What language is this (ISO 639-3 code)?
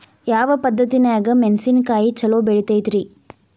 kan